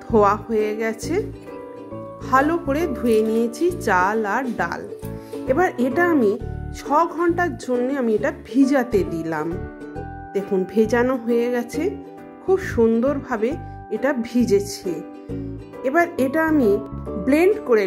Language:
Hindi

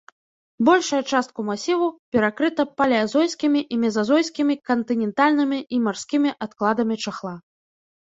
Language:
Belarusian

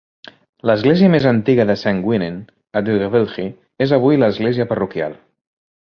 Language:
Catalan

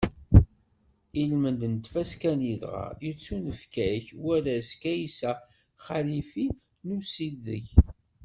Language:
Kabyle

